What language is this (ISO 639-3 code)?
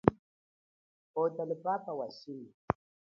cjk